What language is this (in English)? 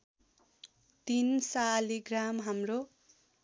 Nepali